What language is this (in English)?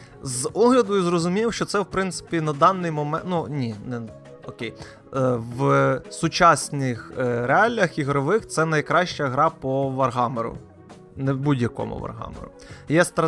Ukrainian